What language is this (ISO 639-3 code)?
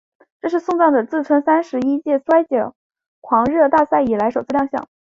zho